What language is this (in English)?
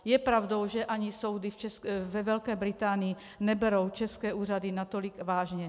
Czech